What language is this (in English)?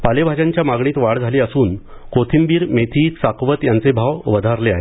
Marathi